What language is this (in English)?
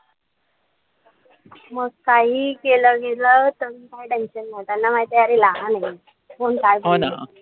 Marathi